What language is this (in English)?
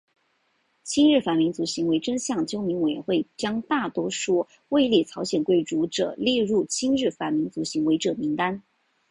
Chinese